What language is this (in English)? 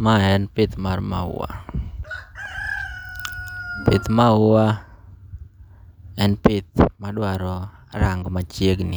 Luo (Kenya and Tanzania)